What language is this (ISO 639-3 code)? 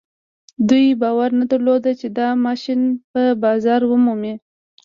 pus